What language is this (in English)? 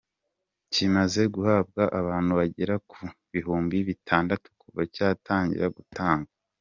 Kinyarwanda